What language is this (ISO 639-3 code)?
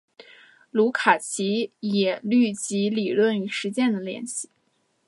zho